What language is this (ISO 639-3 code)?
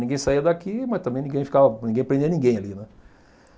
por